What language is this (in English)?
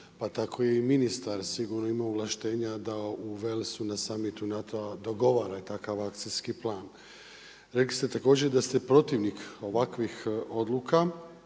Croatian